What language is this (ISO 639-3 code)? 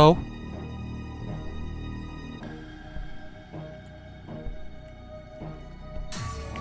vie